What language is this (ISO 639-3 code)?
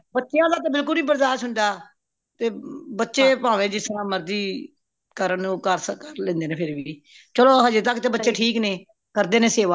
pan